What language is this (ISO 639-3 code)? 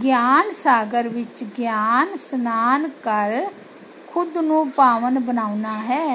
hin